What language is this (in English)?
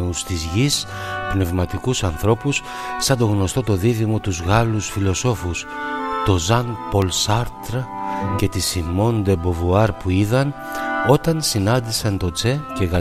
Greek